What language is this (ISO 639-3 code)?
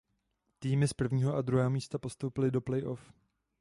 ces